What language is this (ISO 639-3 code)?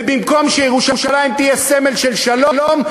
heb